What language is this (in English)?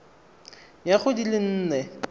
Tswana